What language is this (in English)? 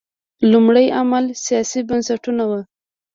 Pashto